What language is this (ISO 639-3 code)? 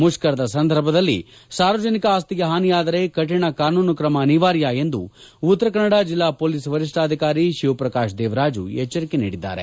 kan